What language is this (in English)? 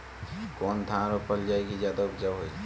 Bhojpuri